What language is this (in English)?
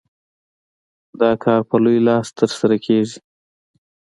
Pashto